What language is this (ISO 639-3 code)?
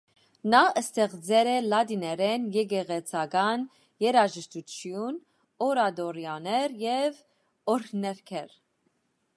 hye